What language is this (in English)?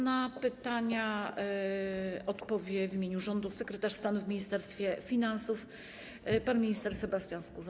Polish